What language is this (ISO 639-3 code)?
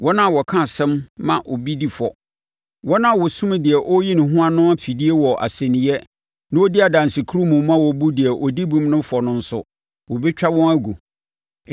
aka